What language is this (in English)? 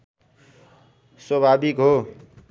Nepali